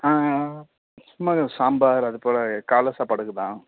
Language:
Tamil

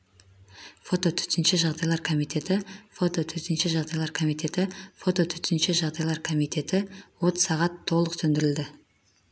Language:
Kazakh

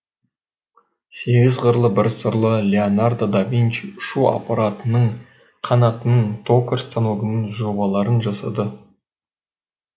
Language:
Kazakh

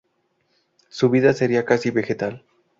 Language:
Spanish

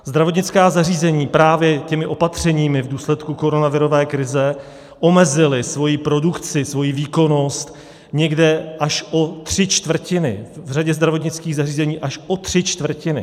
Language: Czech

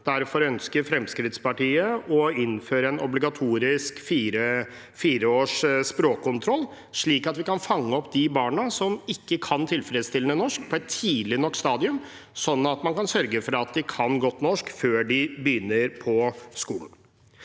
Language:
Norwegian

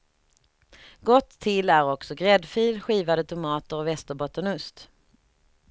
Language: Swedish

